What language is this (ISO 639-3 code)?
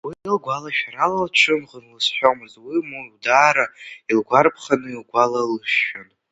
abk